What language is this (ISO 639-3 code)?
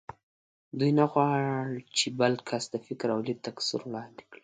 pus